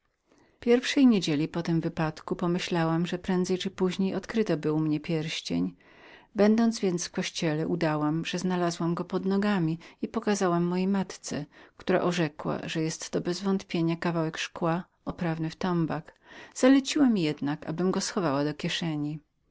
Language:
Polish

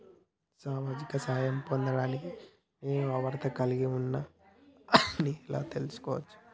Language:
Telugu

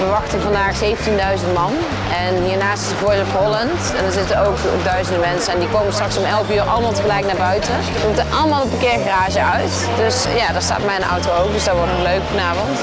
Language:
Dutch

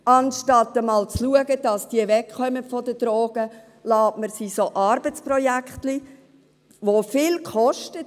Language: Swiss German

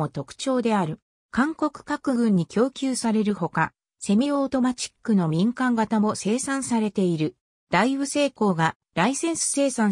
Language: Japanese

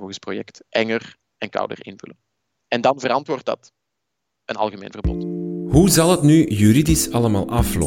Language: Dutch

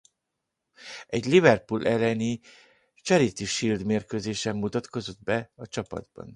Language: Hungarian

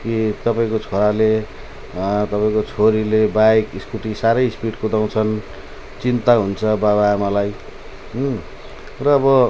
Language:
Nepali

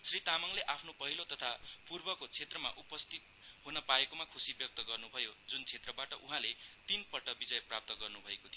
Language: Nepali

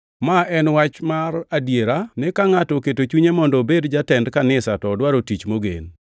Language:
Luo (Kenya and Tanzania)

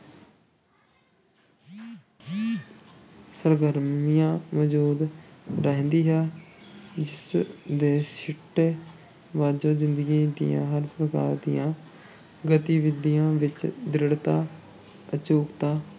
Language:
Punjabi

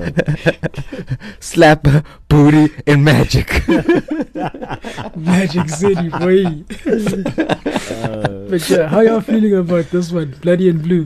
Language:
English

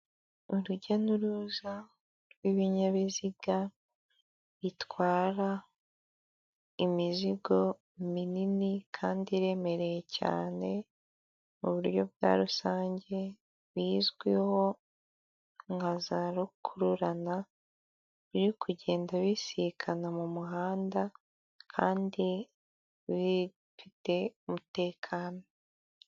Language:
Kinyarwanda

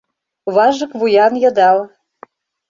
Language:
Mari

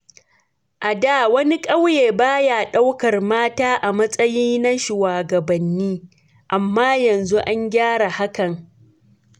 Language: Hausa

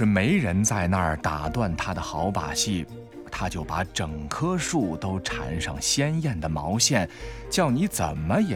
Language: Chinese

